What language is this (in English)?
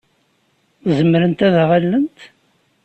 Kabyle